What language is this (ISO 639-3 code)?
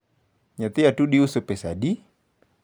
luo